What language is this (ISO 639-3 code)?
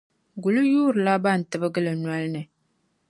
dag